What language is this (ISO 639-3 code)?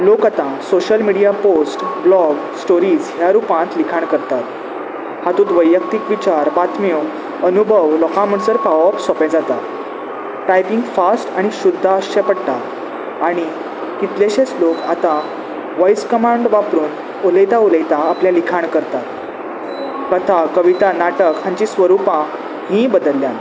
kok